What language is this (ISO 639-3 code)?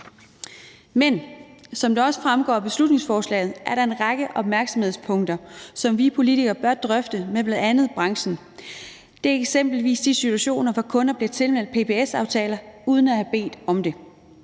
dan